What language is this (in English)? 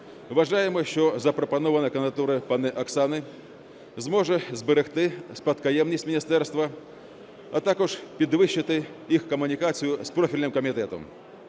Ukrainian